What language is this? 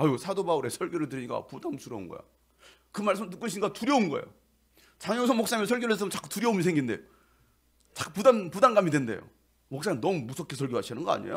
Korean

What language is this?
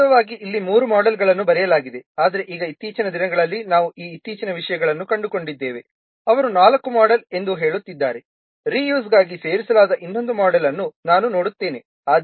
Kannada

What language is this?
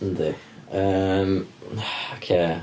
Welsh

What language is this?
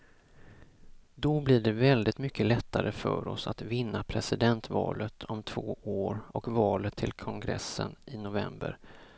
Swedish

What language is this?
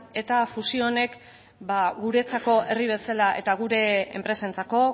Basque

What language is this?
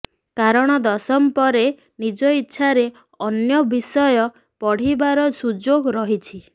Odia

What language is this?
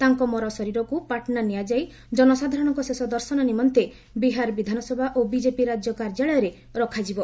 Odia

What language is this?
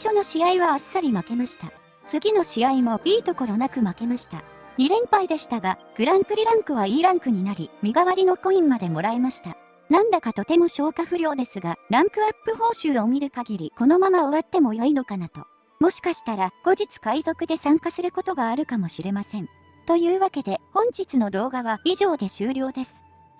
Japanese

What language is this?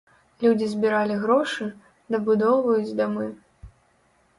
Belarusian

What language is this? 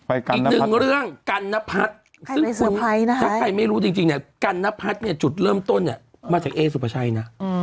Thai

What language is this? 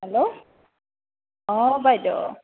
Assamese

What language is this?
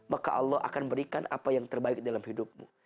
Indonesian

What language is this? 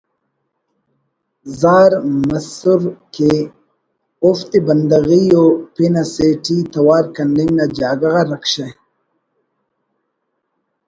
Brahui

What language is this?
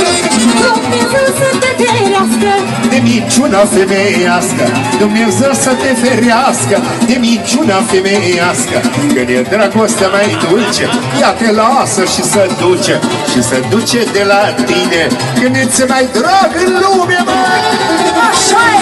Romanian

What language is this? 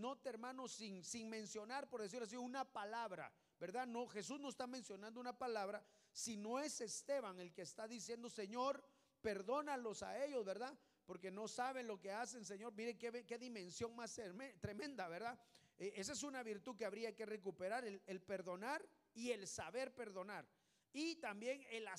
Spanish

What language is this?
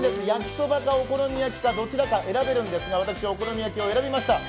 Japanese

